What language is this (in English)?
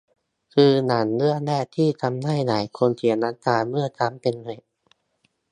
Thai